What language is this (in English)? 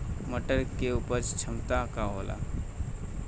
Bhojpuri